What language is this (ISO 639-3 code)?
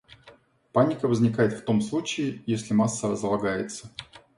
rus